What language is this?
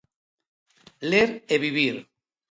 Galician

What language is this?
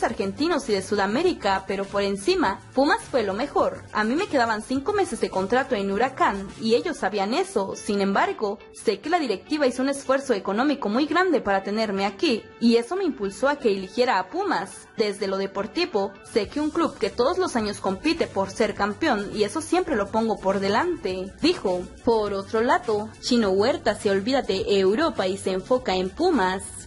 Spanish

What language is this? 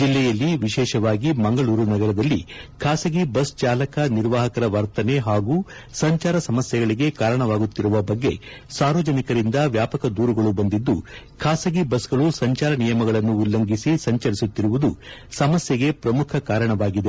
Kannada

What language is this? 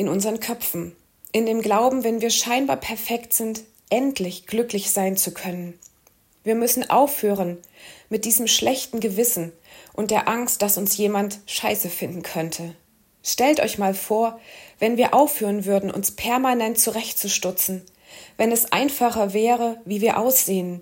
German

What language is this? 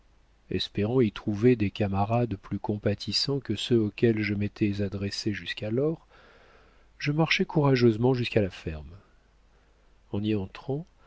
French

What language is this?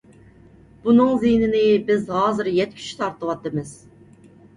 Uyghur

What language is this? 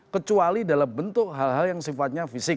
Indonesian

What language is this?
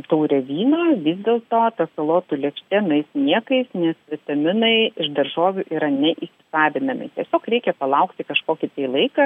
Lithuanian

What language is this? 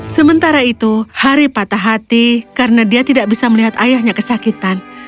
Indonesian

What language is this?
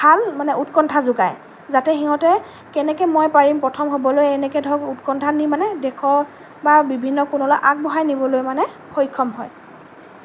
Assamese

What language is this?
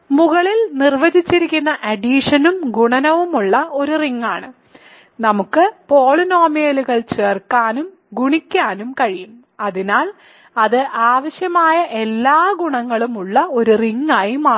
Malayalam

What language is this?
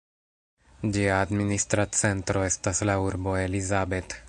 Esperanto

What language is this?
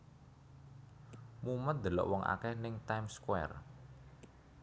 Javanese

